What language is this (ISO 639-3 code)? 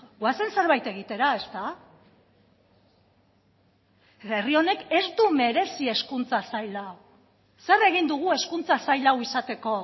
eus